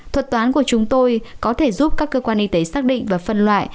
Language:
Vietnamese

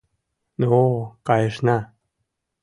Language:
Mari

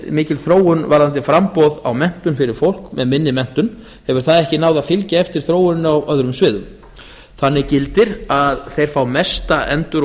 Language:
Icelandic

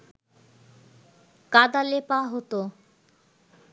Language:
Bangla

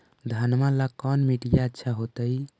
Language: Magahi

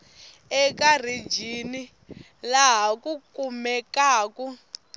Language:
Tsonga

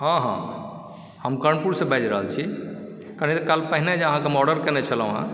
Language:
Maithili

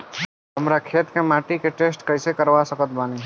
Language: Bhojpuri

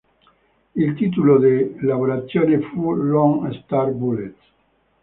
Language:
Italian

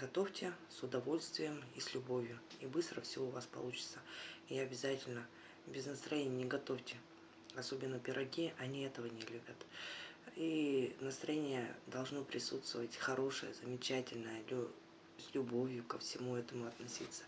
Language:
Russian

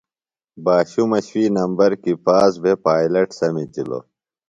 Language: Phalura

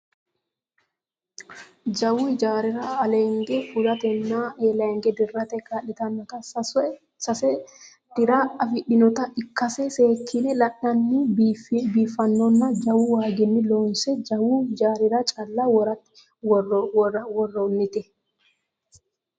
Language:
Sidamo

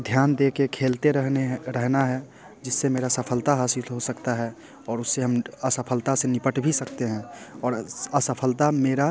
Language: Hindi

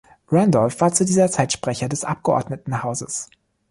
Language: German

